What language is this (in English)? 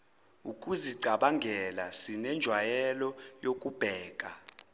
Zulu